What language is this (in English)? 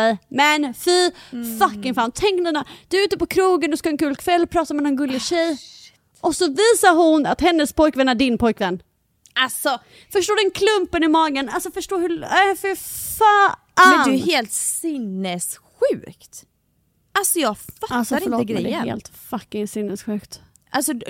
Swedish